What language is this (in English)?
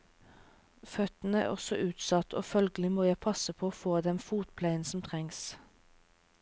Norwegian